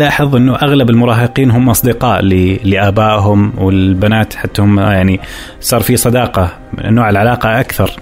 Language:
Arabic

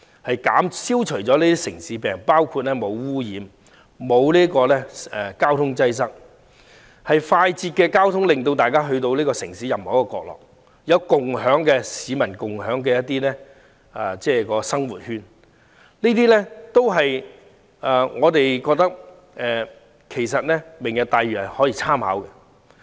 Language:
Cantonese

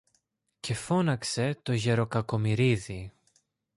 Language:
Greek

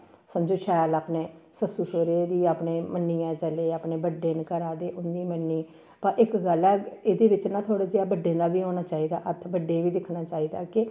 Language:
Dogri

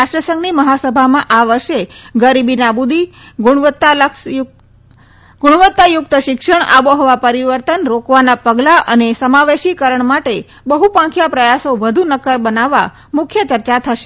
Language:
Gujarati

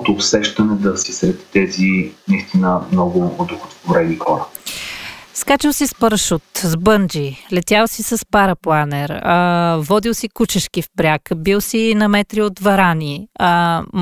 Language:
Bulgarian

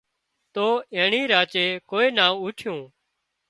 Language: Wadiyara Koli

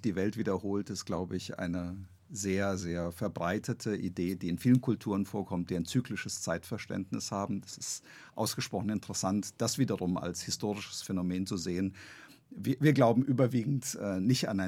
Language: German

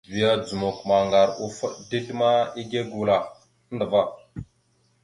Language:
Mada (Cameroon)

